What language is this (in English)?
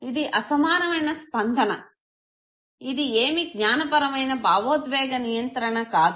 Telugu